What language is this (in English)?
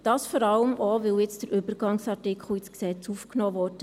Swiss German